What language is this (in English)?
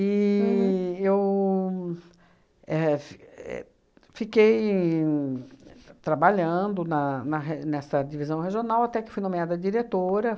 Portuguese